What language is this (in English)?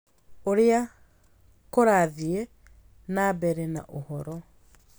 Kikuyu